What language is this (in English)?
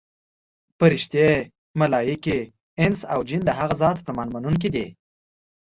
Pashto